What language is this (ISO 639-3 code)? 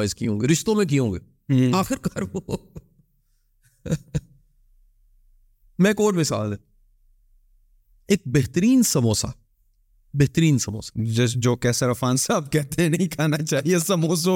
urd